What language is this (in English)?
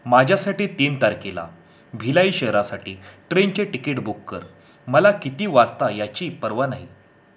Marathi